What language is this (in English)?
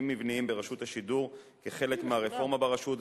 Hebrew